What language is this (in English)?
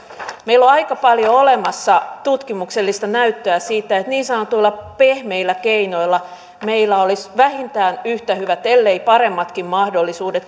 Finnish